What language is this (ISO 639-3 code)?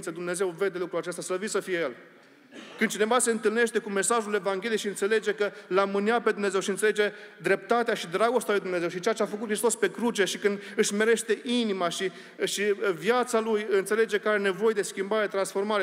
ron